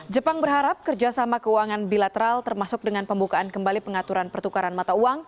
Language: Indonesian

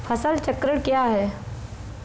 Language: Hindi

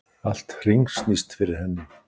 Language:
Icelandic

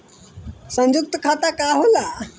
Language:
Bhojpuri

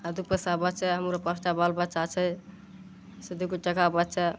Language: Maithili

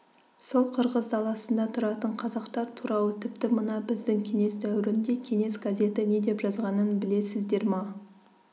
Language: Kazakh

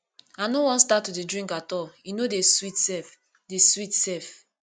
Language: Nigerian Pidgin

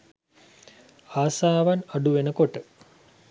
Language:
Sinhala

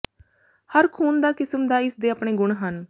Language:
Punjabi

